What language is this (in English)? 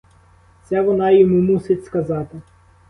Ukrainian